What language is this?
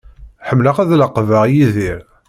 Kabyle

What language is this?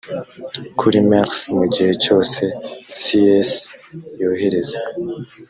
Kinyarwanda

